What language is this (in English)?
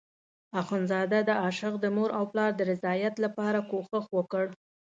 Pashto